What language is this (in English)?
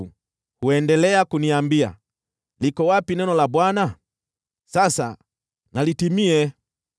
Swahili